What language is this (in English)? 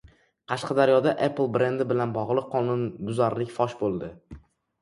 Uzbek